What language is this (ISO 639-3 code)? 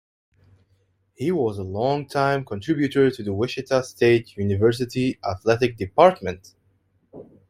eng